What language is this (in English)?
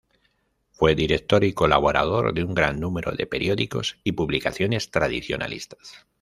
Spanish